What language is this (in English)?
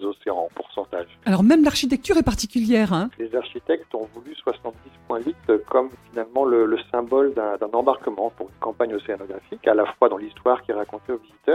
French